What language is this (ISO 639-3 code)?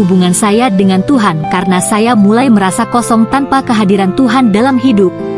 ind